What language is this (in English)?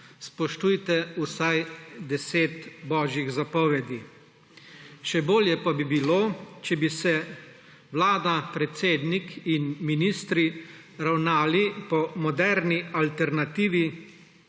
Slovenian